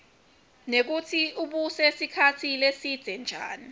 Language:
Swati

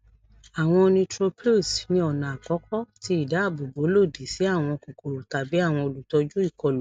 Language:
Yoruba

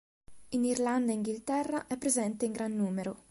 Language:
Italian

